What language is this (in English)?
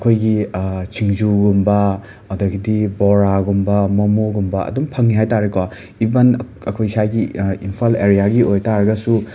Manipuri